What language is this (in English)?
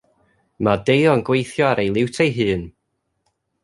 Welsh